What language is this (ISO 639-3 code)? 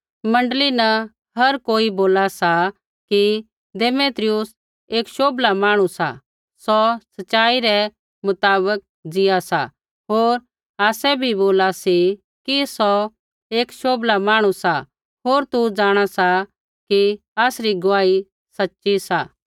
kfx